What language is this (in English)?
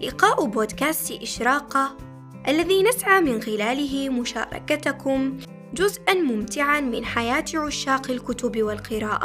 Arabic